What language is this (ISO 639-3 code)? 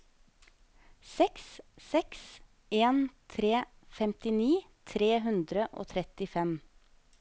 nor